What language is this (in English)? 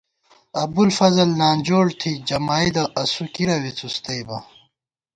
Gawar-Bati